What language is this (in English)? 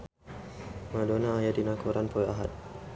Sundanese